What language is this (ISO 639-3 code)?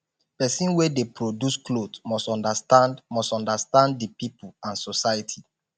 pcm